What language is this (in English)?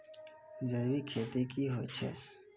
Maithili